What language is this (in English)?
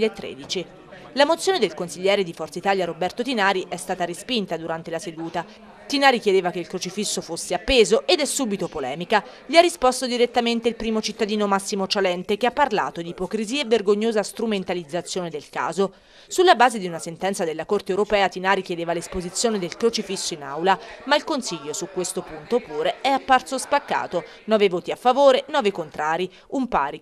Italian